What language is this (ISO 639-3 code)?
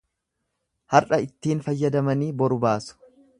orm